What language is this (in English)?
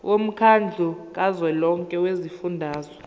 Zulu